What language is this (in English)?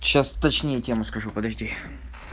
Russian